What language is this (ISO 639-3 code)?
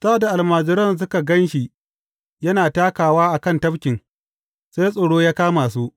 hau